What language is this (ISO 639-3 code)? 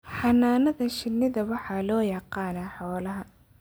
som